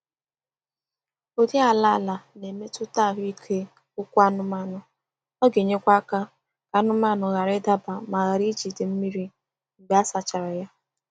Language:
Igbo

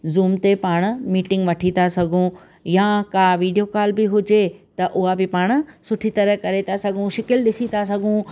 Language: Sindhi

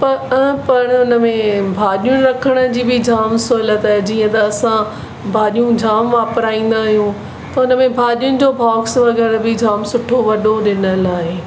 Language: Sindhi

